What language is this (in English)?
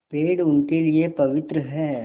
Hindi